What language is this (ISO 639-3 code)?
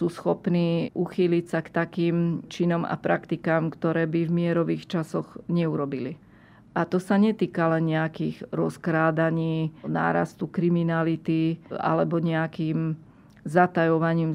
slk